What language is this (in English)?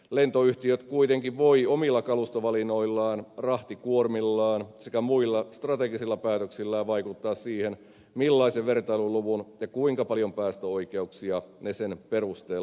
Finnish